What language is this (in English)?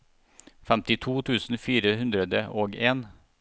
Norwegian